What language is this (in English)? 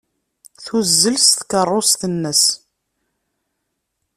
Kabyle